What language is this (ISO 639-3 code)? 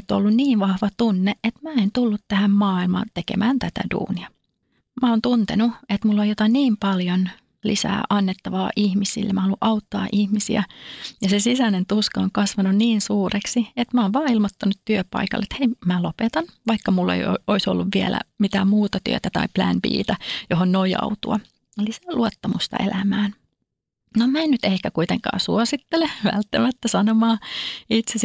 fin